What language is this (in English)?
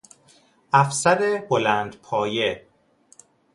Persian